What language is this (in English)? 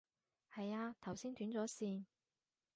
Cantonese